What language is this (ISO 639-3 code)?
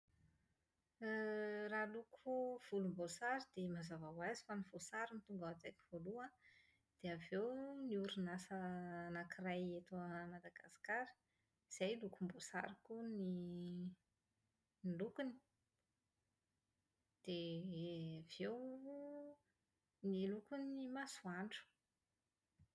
mlg